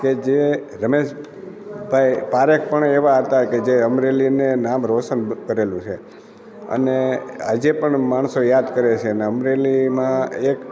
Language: Gujarati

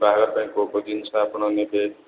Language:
Odia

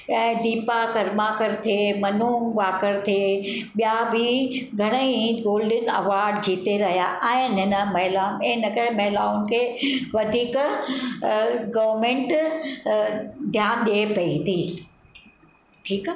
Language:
Sindhi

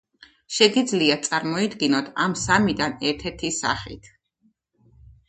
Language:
Georgian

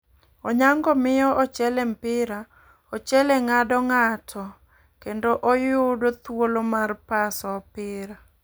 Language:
Luo (Kenya and Tanzania)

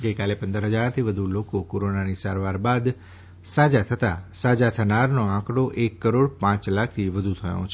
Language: Gujarati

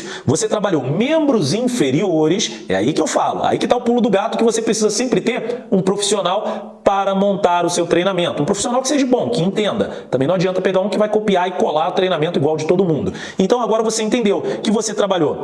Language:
Portuguese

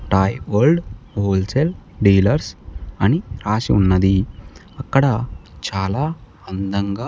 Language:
Telugu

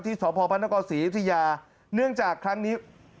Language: Thai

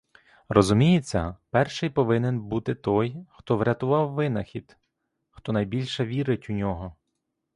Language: Ukrainian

